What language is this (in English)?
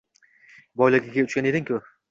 Uzbek